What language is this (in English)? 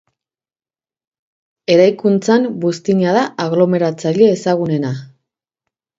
Basque